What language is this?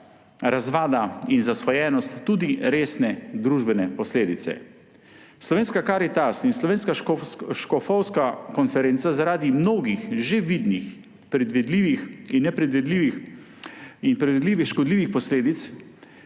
Slovenian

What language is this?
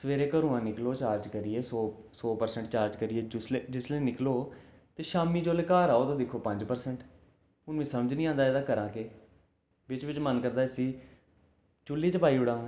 Dogri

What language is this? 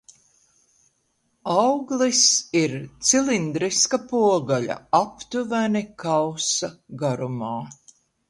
Latvian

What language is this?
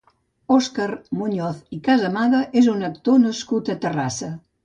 Catalan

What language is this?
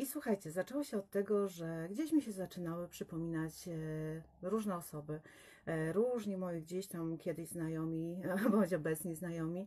Polish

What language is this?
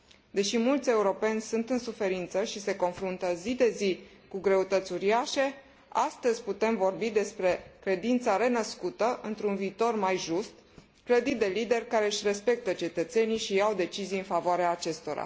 Romanian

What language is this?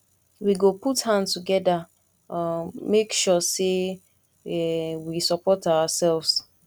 Nigerian Pidgin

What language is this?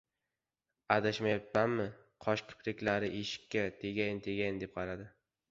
Uzbek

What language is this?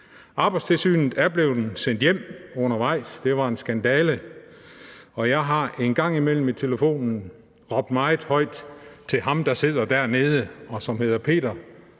Danish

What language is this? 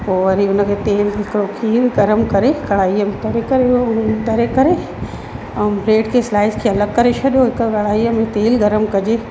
Sindhi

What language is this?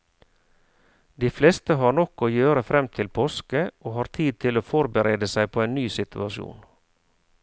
Norwegian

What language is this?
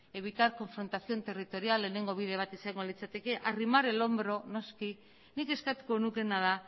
Basque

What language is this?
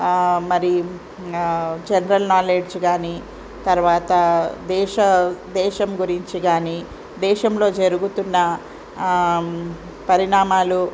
Telugu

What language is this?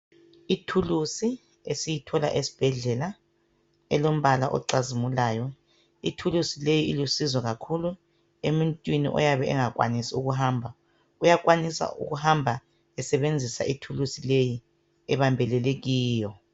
North Ndebele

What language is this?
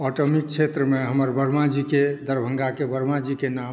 Maithili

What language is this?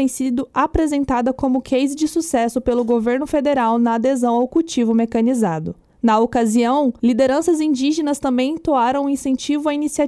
Portuguese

